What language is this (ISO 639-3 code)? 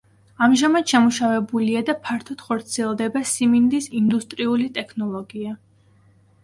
kat